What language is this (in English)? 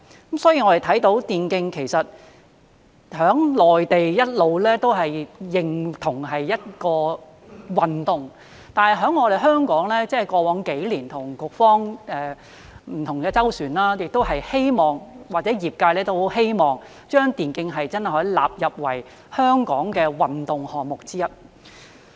Cantonese